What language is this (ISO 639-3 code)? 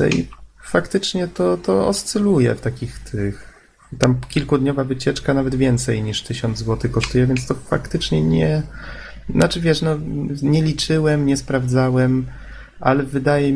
pol